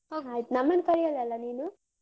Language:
Kannada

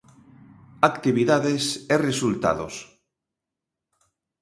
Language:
Galician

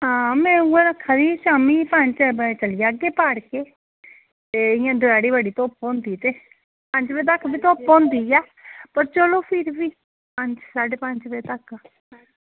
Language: Dogri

